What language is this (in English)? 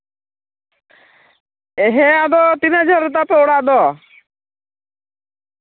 Santali